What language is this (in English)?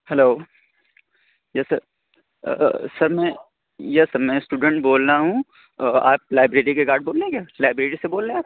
Urdu